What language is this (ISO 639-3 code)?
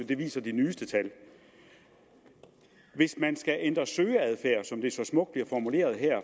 dan